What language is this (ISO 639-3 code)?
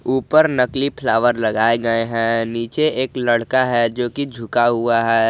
hin